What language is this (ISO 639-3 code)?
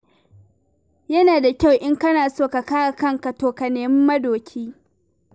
hau